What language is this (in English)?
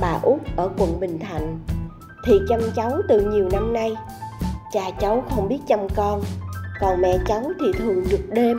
Vietnamese